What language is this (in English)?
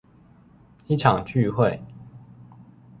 Chinese